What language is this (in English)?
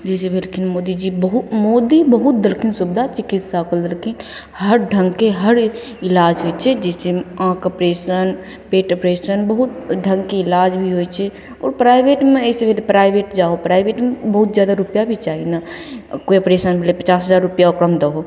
Maithili